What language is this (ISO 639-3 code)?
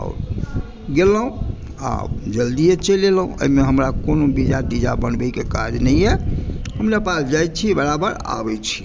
mai